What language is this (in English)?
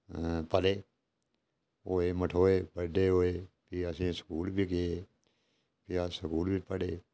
Dogri